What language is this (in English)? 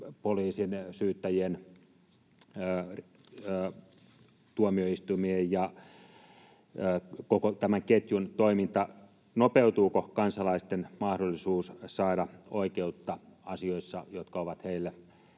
Finnish